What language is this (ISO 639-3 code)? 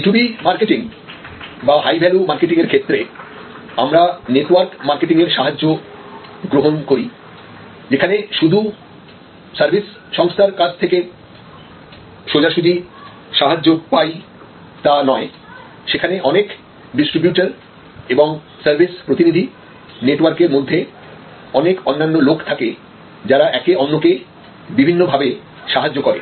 ben